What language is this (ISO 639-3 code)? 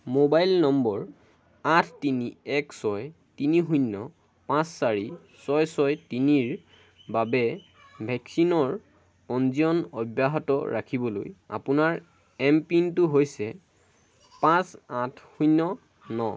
asm